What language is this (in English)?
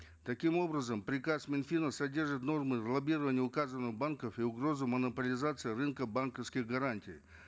Kazakh